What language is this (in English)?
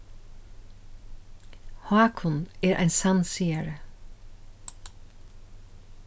Faroese